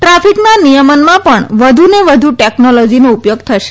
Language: Gujarati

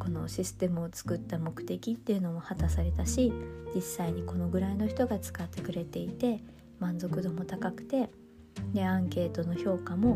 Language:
Japanese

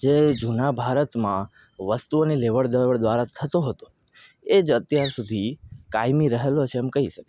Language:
Gujarati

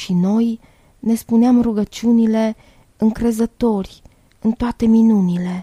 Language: Romanian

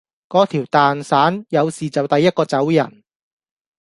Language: Cantonese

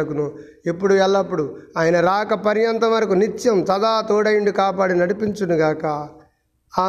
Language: Telugu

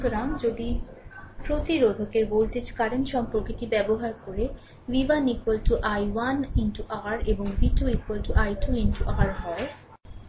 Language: Bangla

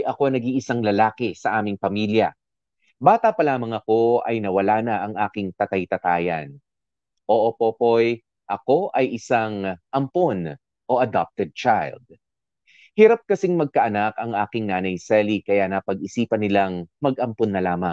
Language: Filipino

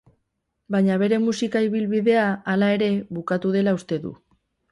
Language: Basque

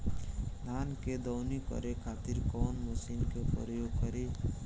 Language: Bhojpuri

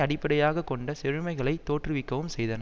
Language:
Tamil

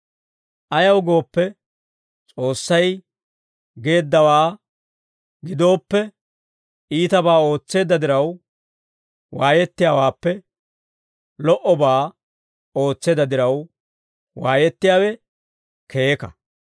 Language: Dawro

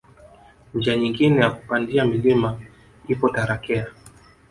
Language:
Swahili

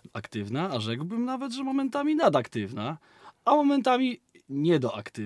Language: Polish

